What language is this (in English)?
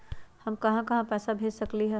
Magahi